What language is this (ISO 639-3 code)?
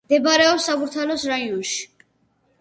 kat